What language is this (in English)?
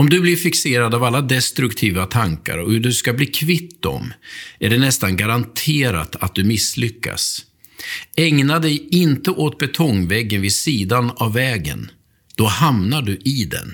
Swedish